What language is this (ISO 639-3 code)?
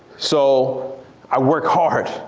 eng